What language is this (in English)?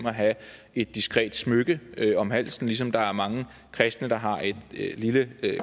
Danish